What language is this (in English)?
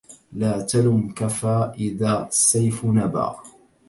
Arabic